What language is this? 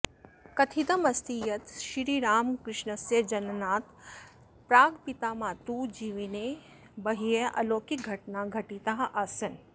Sanskrit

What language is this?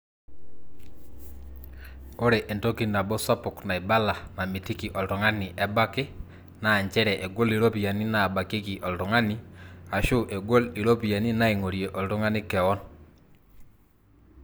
Masai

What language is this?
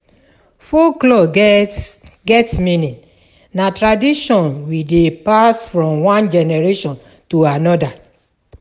Nigerian Pidgin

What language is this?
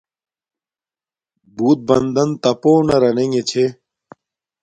Domaaki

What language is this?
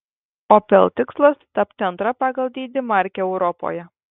Lithuanian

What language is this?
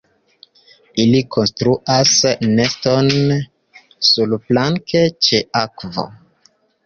Esperanto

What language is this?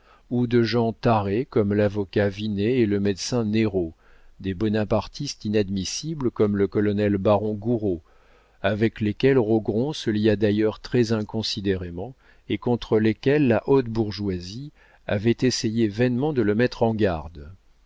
French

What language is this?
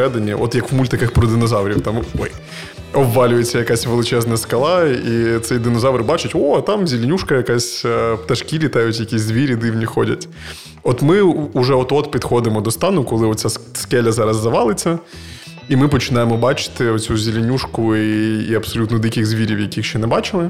Ukrainian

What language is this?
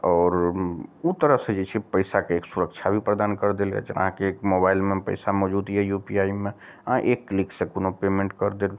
Maithili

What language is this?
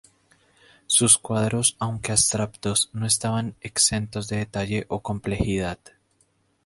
Spanish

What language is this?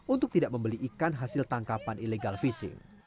Indonesian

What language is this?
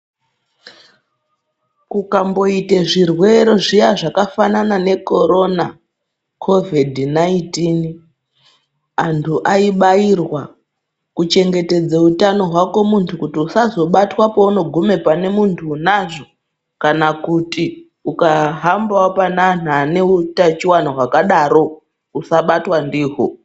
Ndau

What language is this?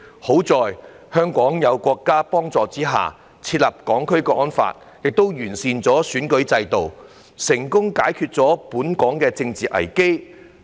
Cantonese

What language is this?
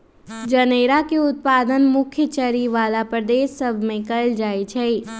Magahi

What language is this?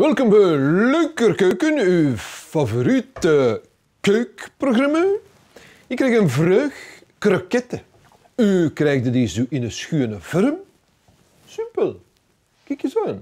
Dutch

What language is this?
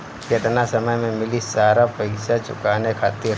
Bhojpuri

